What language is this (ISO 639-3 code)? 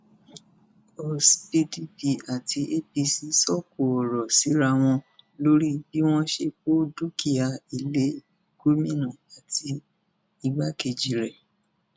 yor